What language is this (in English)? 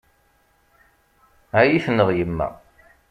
Kabyle